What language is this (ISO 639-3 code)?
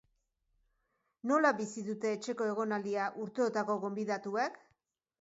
eus